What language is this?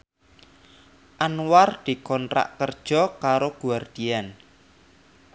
Javanese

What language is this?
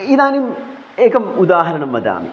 Sanskrit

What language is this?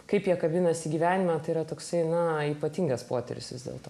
Lithuanian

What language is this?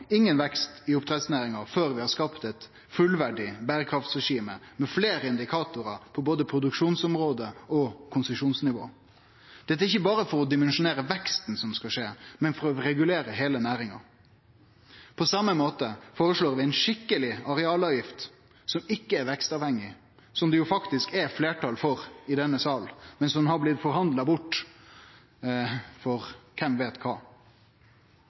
Norwegian Nynorsk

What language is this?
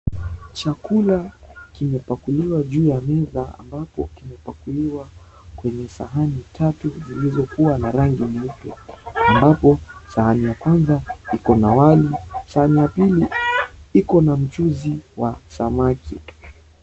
Swahili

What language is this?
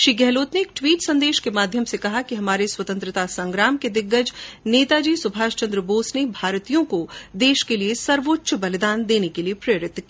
Hindi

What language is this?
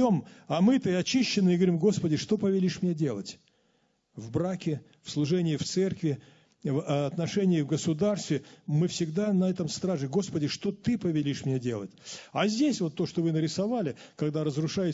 Russian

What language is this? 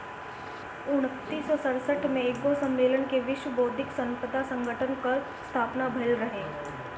Bhojpuri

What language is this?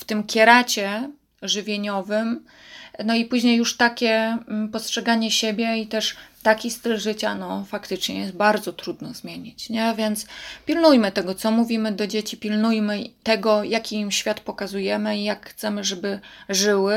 Polish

